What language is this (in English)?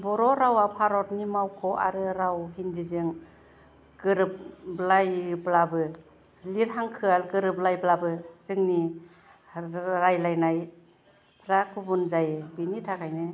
Bodo